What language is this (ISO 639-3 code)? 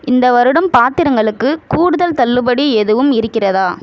tam